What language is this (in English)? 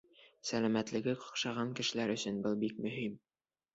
Bashkir